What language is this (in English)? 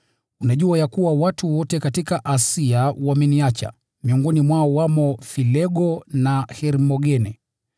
Swahili